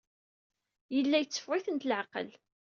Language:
Kabyle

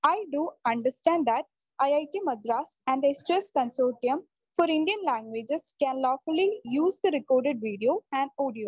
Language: Malayalam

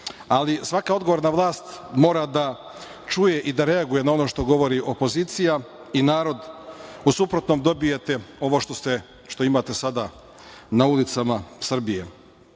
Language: Serbian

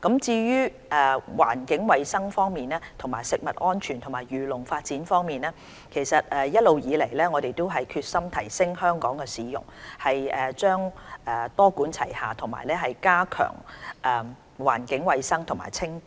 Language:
Cantonese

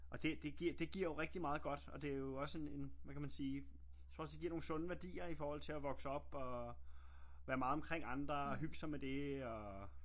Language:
Danish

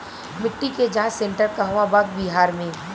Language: Bhojpuri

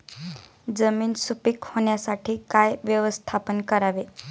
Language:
Marathi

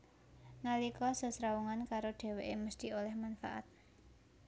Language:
Javanese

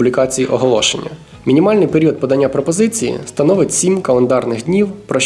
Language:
Ukrainian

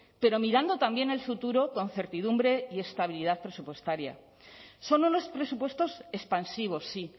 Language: Spanish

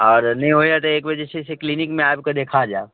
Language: Maithili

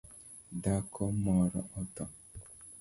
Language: Luo (Kenya and Tanzania)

